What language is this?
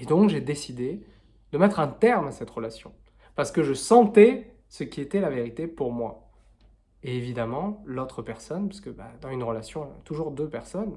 French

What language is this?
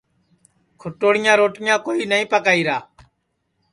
Sansi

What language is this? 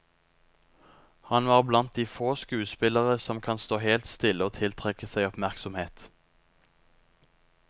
Norwegian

